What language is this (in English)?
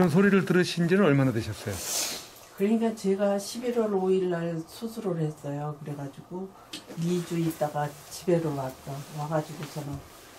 Korean